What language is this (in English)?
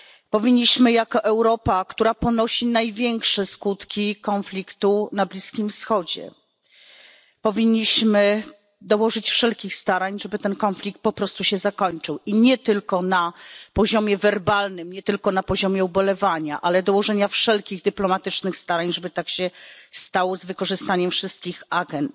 Polish